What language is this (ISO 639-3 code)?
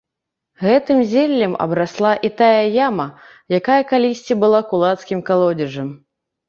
bel